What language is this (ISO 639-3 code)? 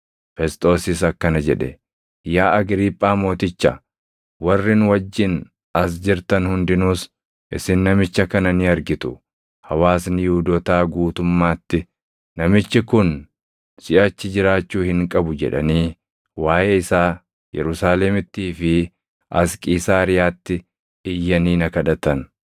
orm